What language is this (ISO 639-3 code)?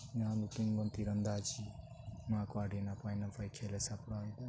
sat